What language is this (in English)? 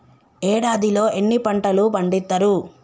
Telugu